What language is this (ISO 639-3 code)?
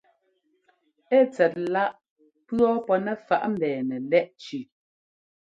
jgo